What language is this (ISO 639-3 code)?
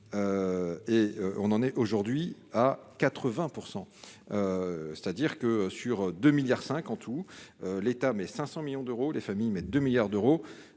fra